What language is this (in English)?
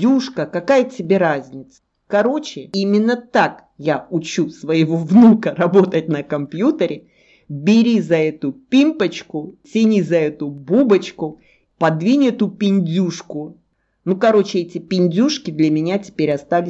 Russian